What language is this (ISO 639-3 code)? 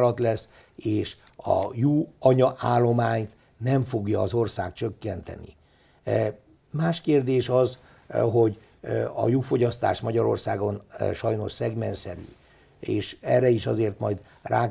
hun